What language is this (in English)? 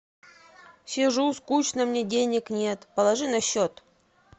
Russian